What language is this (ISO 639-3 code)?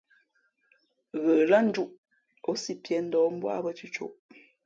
fmp